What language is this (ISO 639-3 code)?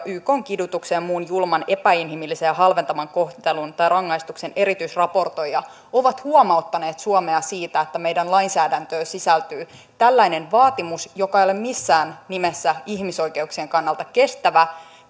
fin